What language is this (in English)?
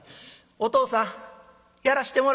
Japanese